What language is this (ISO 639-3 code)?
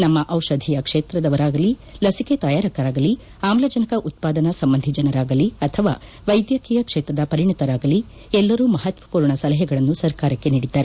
kan